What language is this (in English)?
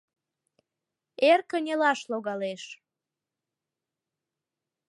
Mari